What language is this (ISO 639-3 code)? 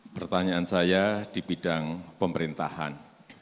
ind